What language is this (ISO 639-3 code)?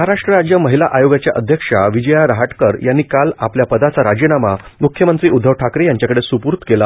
mar